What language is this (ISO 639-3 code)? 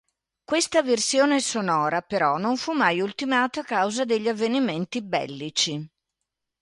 ita